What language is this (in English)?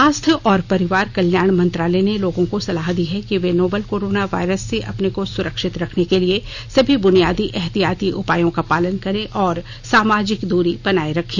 Hindi